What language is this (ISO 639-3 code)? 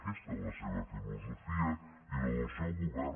cat